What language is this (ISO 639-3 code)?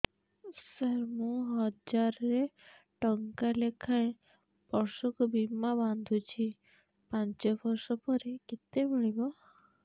ori